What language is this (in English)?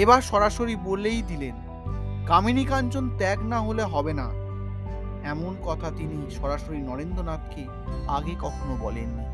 Bangla